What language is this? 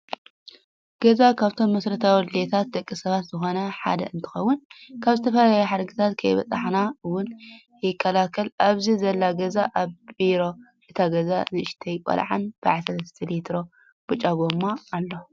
Tigrinya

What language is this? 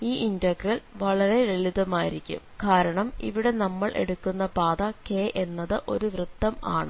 Malayalam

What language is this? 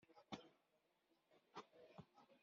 Kabyle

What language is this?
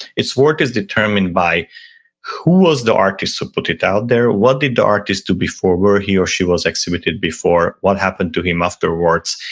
English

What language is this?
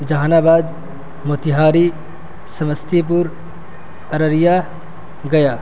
Urdu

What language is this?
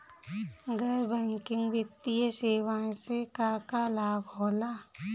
Bhojpuri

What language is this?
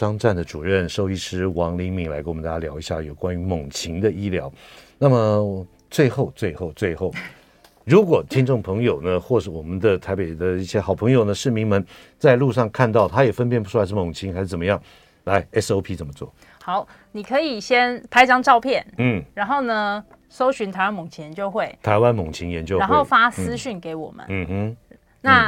Chinese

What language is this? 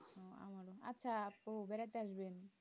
Bangla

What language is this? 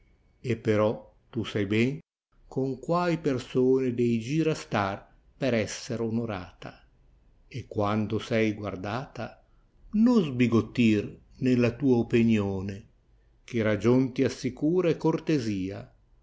Italian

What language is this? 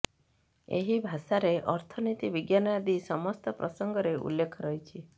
Odia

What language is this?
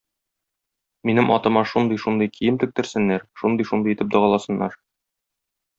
Tatar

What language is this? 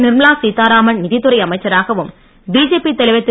Tamil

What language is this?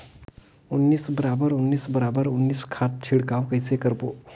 Chhattisgarhi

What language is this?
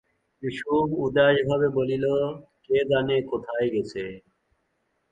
Bangla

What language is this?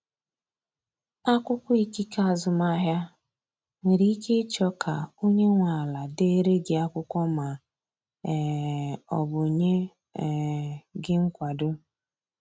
Igbo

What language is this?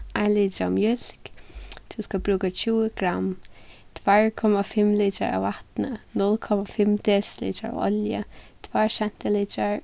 Faroese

